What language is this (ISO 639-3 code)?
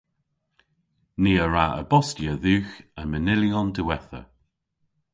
cor